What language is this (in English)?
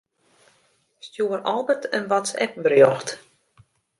Western Frisian